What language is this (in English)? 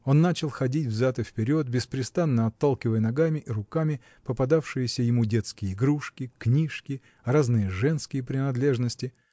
Russian